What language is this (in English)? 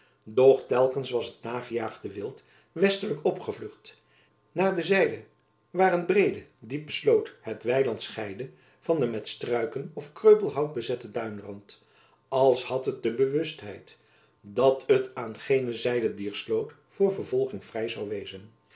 Dutch